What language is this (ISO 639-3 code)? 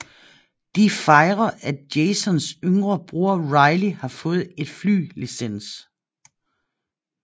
dan